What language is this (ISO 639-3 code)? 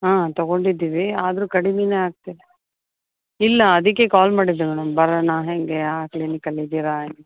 kan